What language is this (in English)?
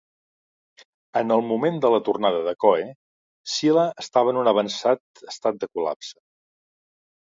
Catalan